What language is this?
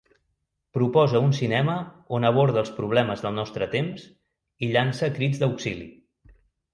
Catalan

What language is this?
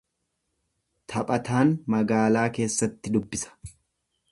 Oromo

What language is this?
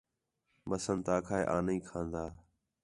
Khetrani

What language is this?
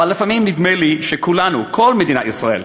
Hebrew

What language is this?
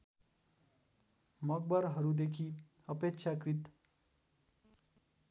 Nepali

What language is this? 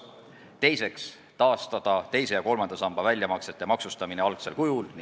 Estonian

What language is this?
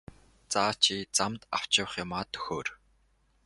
Mongolian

